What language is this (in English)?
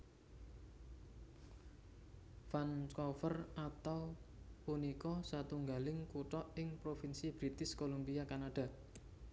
Javanese